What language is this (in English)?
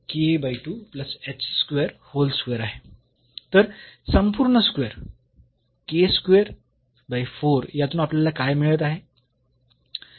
Marathi